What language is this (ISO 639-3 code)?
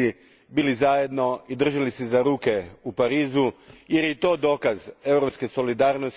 hrv